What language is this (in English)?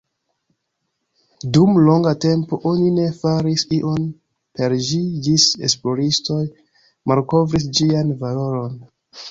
Esperanto